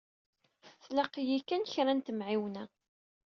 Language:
Kabyle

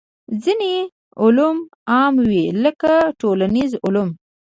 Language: Pashto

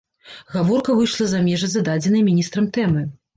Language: Belarusian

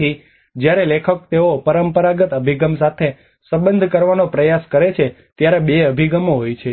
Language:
Gujarati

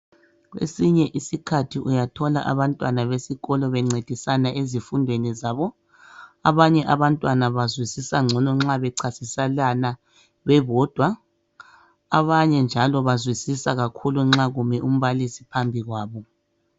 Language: North Ndebele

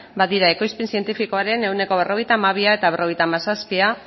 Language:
Basque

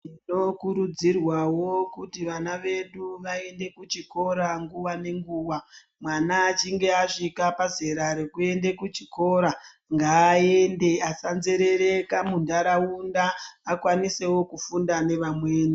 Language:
Ndau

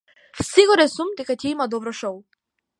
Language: Macedonian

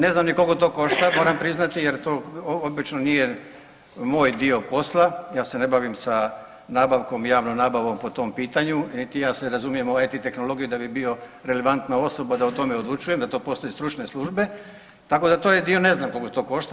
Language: Croatian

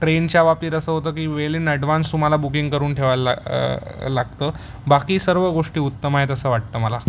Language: Marathi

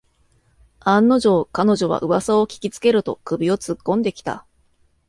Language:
Japanese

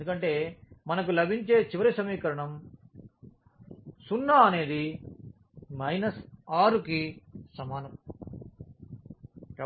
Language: Telugu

